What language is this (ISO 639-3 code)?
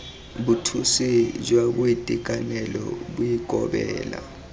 tsn